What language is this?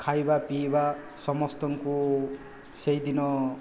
Odia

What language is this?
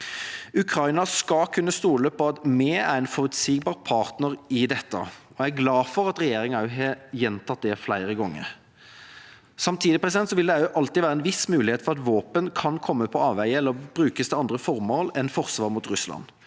Norwegian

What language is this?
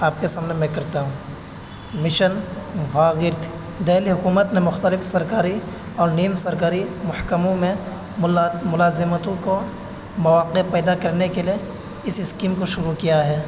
Urdu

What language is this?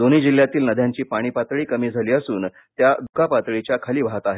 Marathi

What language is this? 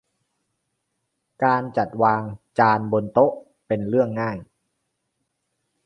Thai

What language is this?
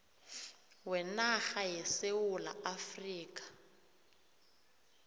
South Ndebele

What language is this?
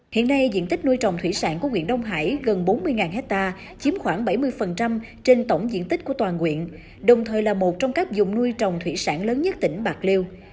Vietnamese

